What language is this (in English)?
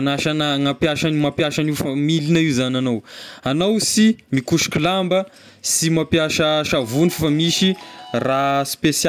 Tesaka Malagasy